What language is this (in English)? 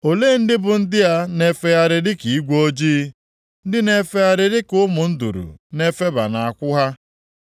Igbo